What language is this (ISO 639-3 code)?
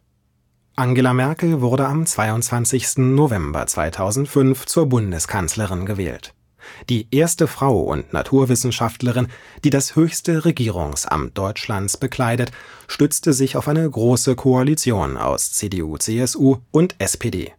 deu